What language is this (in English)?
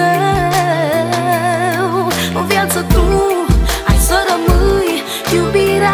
Romanian